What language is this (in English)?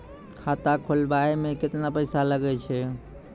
Maithili